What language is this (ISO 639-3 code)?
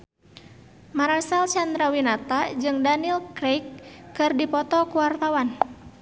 sun